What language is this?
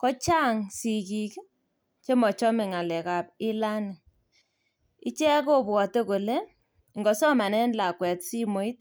Kalenjin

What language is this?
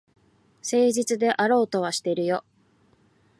Japanese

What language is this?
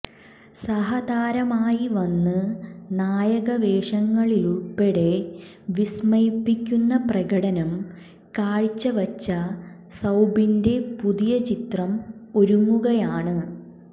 Malayalam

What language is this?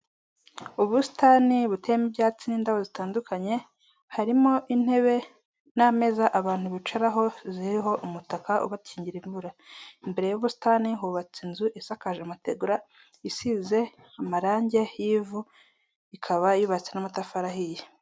Kinyarwanda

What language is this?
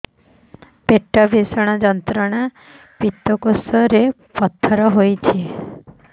Odia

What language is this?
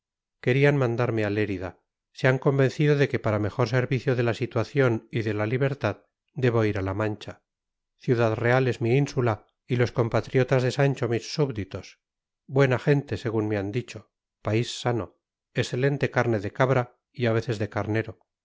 Spanish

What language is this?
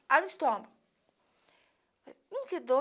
Portuguese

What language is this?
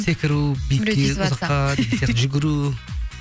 Kazakh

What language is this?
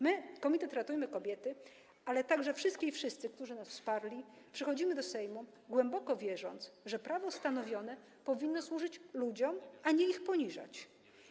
Polish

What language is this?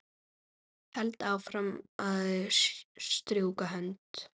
Icelandic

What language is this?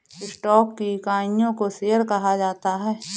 Hindi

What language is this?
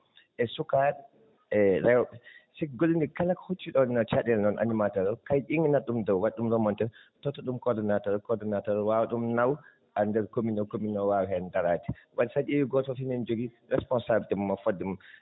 Fula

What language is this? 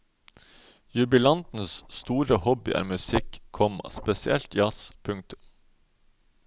Norwegian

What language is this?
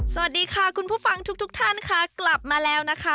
Thai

